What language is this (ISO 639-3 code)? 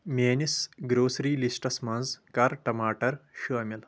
kas